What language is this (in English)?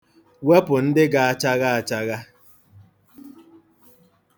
Igbo